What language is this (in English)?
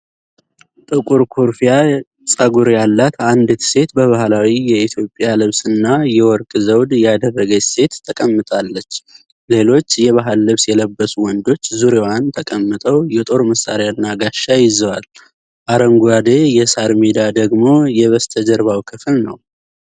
Amharic